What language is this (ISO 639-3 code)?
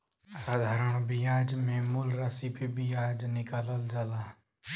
bho